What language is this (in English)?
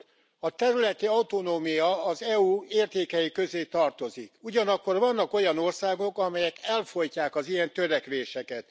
Hungarian